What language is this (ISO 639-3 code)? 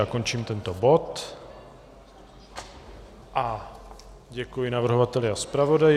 ces